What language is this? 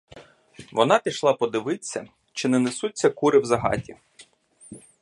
Ukrainian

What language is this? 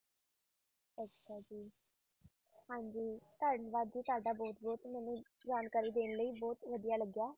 Punjabi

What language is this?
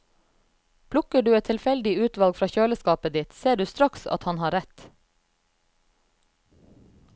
Norwegian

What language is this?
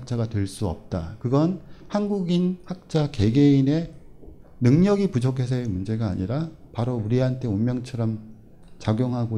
Korean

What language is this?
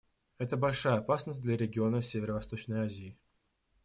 Russian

